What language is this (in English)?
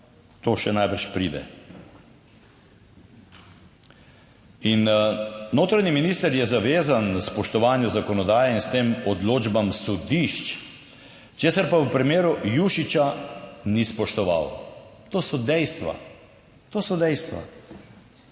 Slovenian